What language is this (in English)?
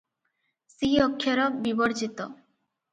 Odia